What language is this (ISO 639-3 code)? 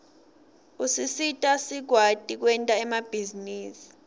ssw